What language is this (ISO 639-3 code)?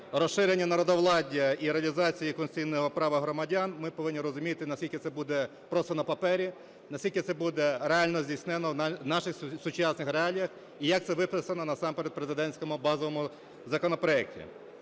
ukr